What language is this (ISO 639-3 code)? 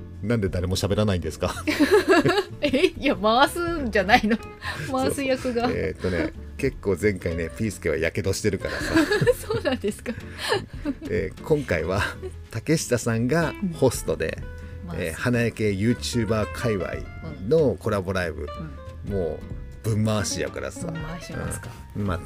jpn